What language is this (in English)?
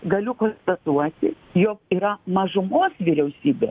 Lithuanian